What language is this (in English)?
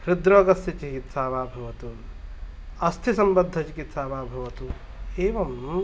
Sanskrit